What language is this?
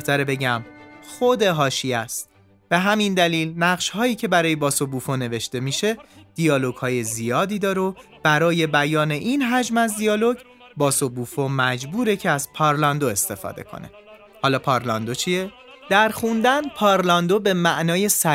Persian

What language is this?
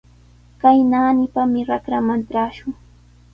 Sihuas Ancash Quechua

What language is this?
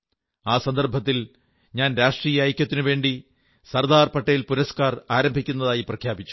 Malayalam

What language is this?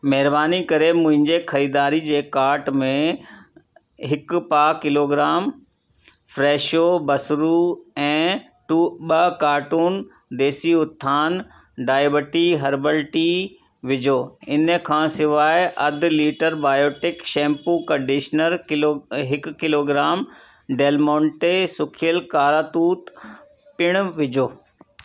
Sindhi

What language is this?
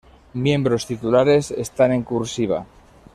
Spanish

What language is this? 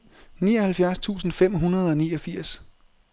Danish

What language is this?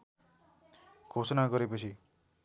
Nepali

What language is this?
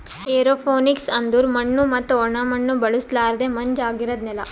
Kannada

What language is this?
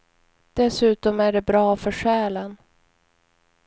Swedish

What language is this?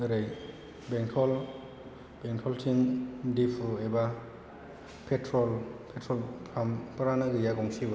Bodo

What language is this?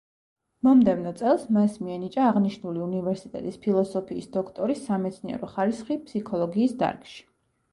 Georgian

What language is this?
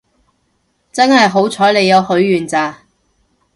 Cantonese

